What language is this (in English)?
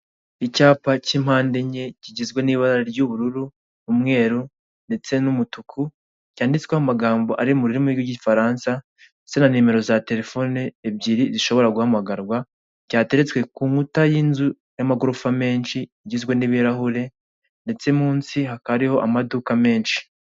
Kinyarwanda